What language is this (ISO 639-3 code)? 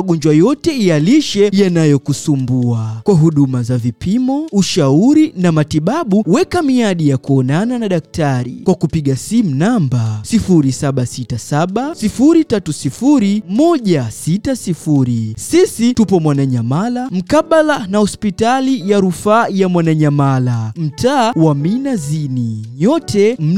swa